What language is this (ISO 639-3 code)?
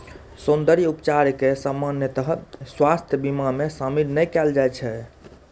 mai